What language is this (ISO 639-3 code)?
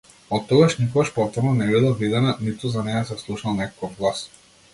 mkd